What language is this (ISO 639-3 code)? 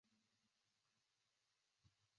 zho